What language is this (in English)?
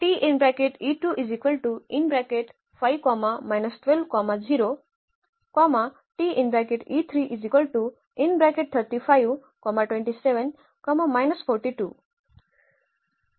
Marathi